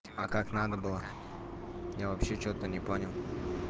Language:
Russian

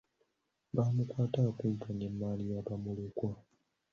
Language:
Ganda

